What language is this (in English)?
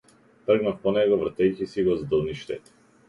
Macedonian